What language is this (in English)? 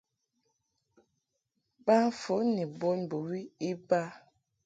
Mungaka